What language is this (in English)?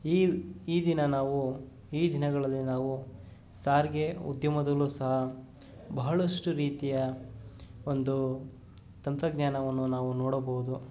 Kannada